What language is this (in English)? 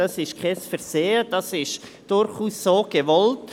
Swiss German